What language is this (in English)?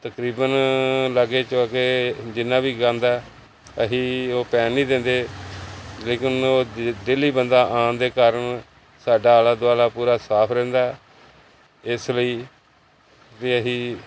Punjabi